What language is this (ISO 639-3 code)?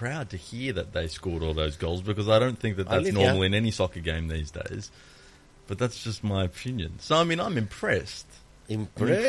ell